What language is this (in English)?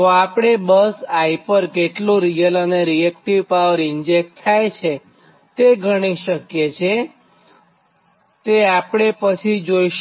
Gujarati